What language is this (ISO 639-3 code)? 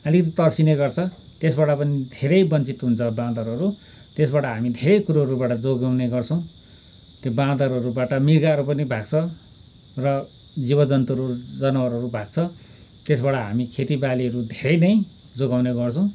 nep